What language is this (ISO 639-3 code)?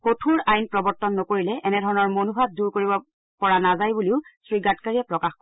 asm